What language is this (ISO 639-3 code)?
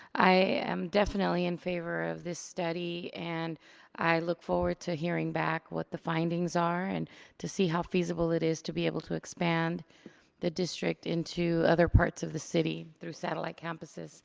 eng